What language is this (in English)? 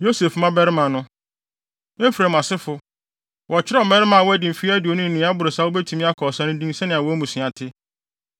Akan